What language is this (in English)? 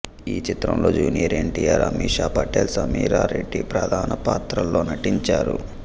Telugu